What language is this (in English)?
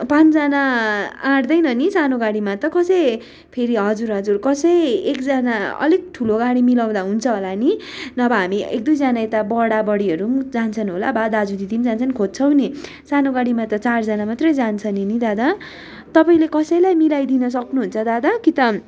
Nepali